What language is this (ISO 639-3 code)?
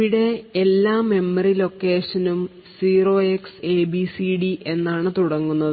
mal